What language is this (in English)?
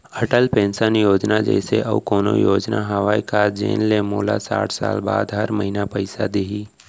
Chhattisgarhi